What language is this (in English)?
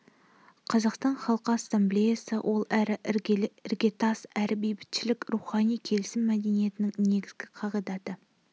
Kazakh